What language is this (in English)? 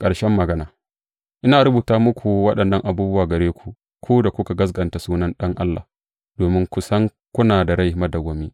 Hausa